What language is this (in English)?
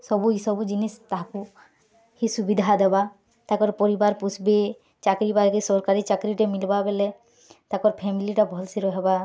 Odia